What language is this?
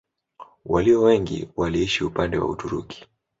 Swahili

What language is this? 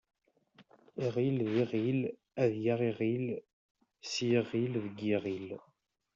Kabyle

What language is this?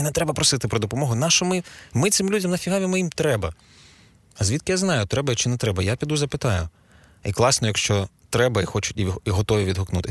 Ukrainian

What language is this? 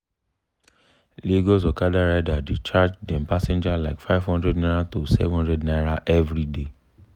Nigerian Pidgin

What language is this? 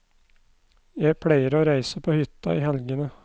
Norwegian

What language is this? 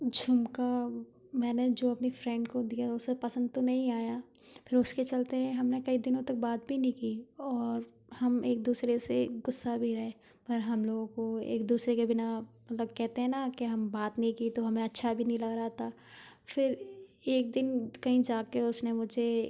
Hindi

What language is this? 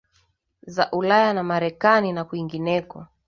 Swahili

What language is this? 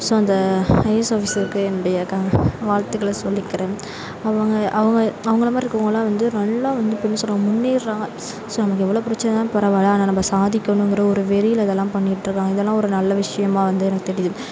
Tamil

